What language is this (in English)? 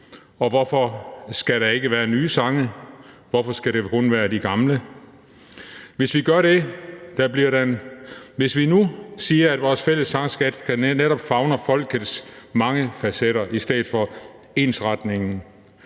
Danish